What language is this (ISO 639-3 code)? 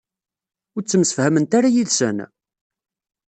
kab